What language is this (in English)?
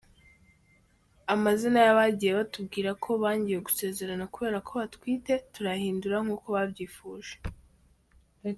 Kinyarwanda